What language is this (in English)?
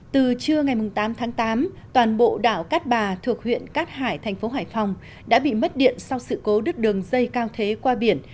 Vietnamese